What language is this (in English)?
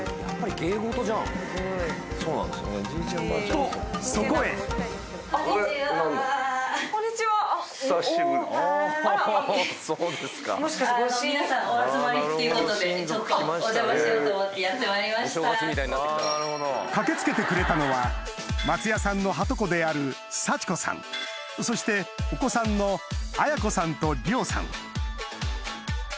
Japanese